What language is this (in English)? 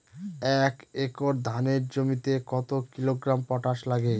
Bangla